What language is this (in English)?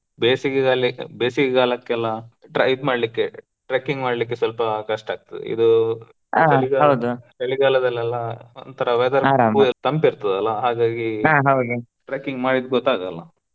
Kannada